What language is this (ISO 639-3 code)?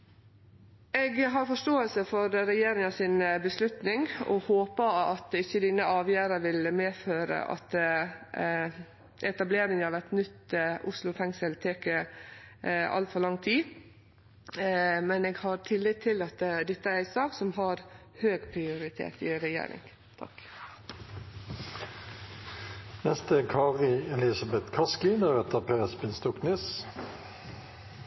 nno